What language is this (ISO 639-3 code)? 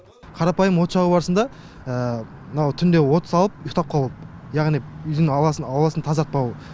kaz